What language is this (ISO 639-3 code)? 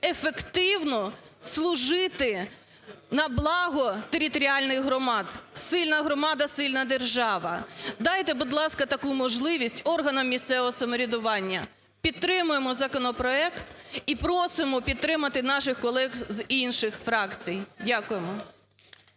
ukr